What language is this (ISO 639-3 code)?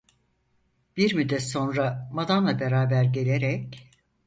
tur